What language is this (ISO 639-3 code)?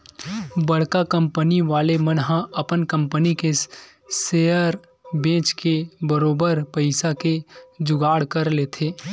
hne